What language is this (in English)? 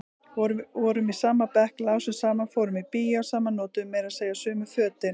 Icelandic